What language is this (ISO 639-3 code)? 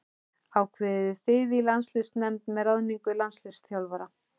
isl